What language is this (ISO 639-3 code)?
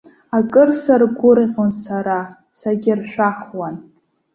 abk